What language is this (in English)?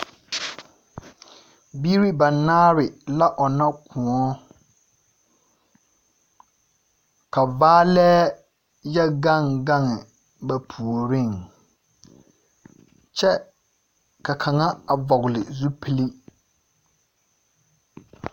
Southern Dagaare